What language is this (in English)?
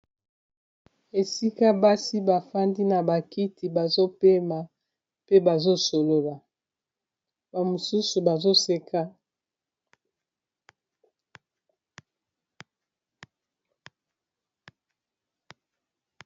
Lingala